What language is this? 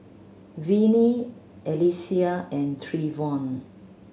English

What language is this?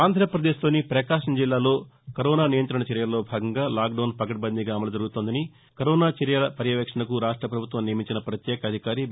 Telugu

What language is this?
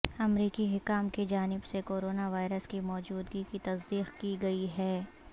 Urdu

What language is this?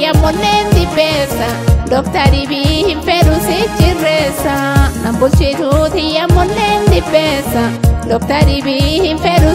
Romanian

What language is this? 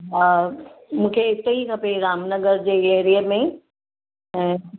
Sindhi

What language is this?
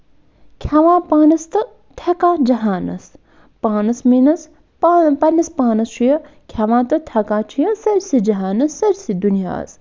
Kashmiri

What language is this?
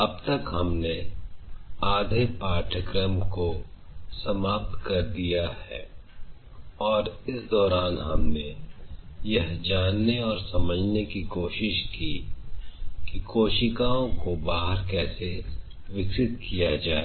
Hindi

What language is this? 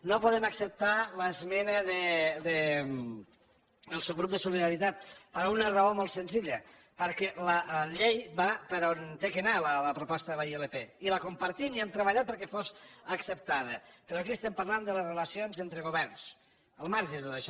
Catalan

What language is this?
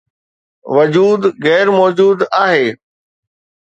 Sindhi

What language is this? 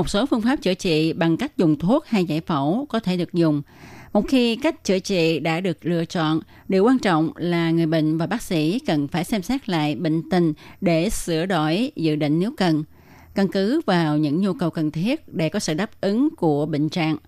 Vietnamese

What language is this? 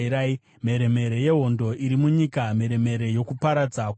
Shona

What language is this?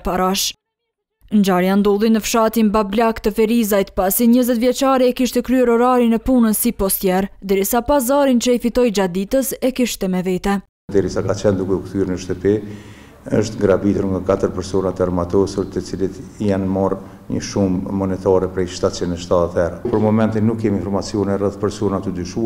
Romanian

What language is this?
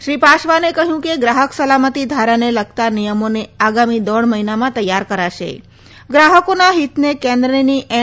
Gujarati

